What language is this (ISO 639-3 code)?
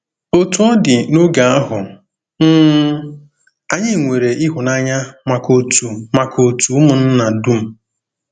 ibo